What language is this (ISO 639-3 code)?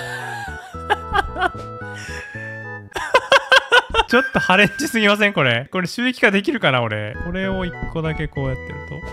jpn